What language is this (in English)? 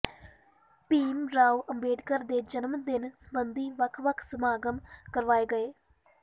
Punjabi